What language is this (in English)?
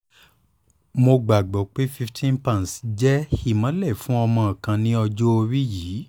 Yoruba